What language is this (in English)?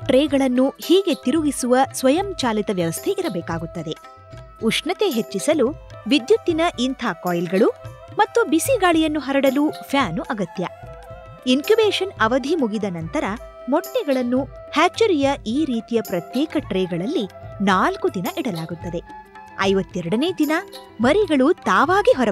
Kannada